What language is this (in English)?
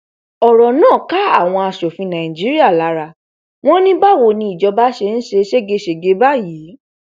Yoruba